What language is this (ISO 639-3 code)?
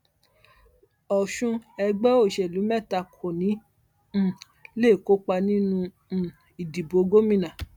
yor